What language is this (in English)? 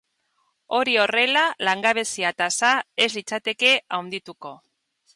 Basque